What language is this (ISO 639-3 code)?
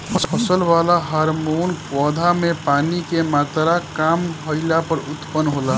bho